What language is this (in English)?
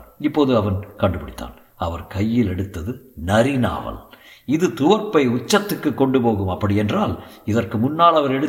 Tamil